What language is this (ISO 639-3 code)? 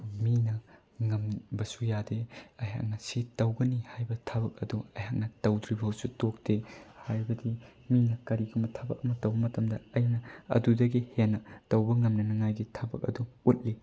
mni